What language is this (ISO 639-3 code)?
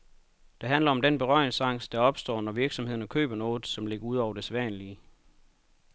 dan